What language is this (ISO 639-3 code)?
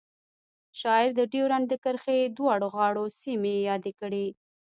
pus